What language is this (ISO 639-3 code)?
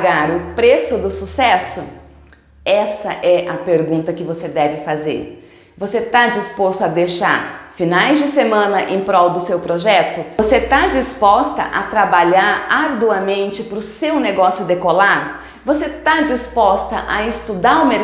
por